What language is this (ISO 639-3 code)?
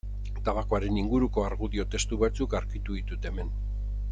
eus